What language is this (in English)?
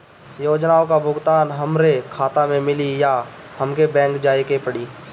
Bhojpuri